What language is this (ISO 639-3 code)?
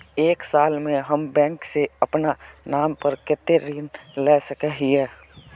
mag